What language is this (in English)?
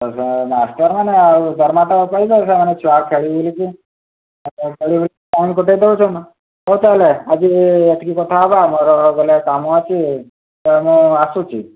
Odia